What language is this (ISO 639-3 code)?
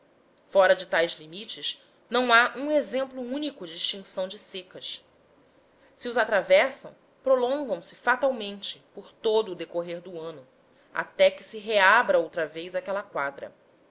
por